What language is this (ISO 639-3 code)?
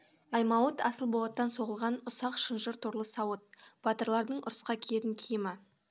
kaz